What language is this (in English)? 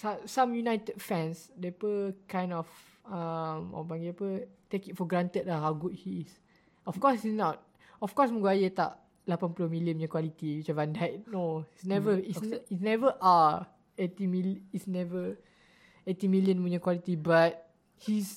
Malay